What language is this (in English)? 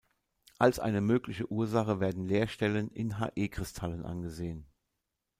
German